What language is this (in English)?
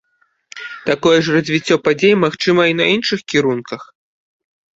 Belarusian